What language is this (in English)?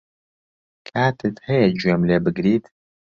Central Kurdish